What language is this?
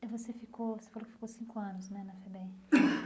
Portuguese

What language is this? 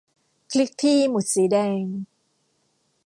Thai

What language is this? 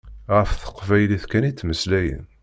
Kabyle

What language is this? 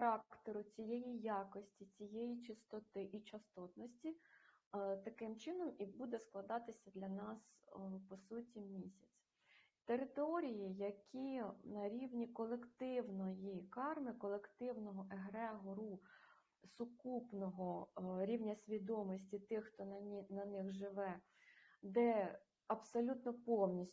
Ukrainian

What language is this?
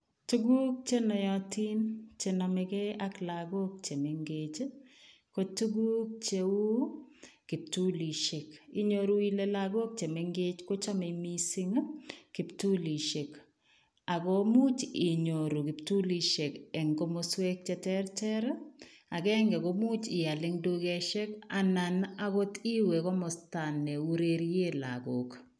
Kalenjin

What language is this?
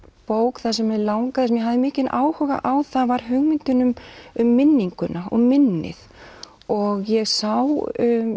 Icelandic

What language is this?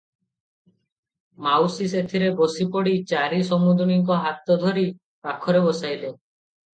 Odia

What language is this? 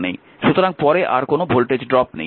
Bangla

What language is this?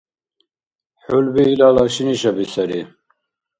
Dargwa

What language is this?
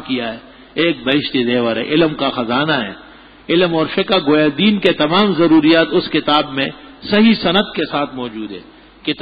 Arabic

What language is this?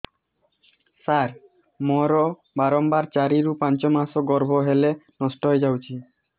Odia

